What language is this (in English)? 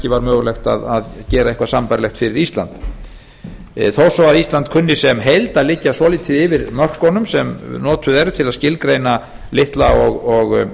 Icelandic